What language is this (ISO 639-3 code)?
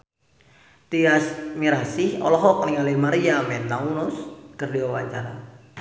sun